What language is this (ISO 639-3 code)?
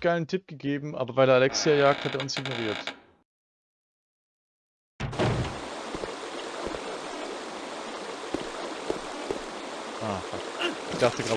deu